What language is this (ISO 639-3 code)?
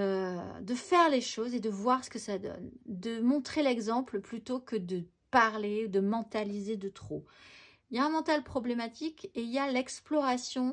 fra